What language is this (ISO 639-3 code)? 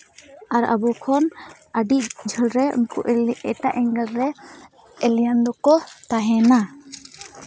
sat